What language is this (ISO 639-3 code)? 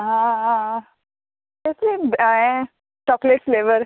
kok